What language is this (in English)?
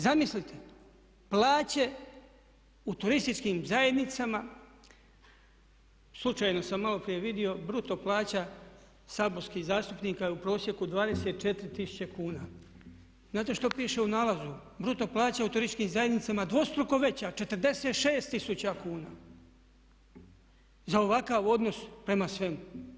Croatian